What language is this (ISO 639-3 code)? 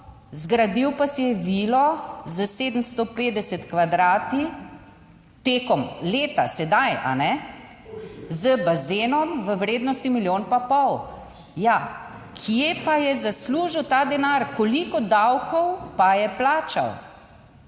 slv